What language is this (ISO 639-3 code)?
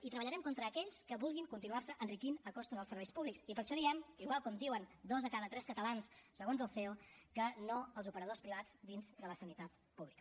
cat